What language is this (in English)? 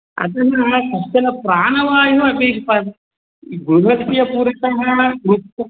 Sanskrit